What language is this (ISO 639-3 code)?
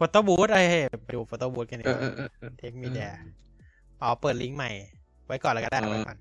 tha